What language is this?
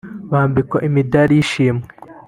Kinyarwanda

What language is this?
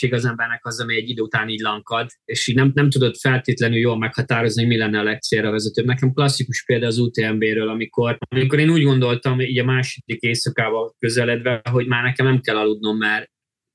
Hungarian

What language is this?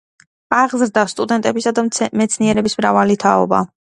Georgian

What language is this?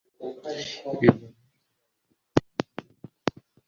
Kinyarwanda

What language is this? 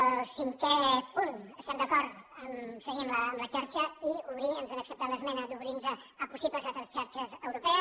Catalan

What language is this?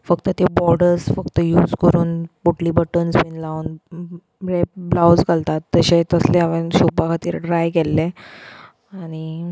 Konkani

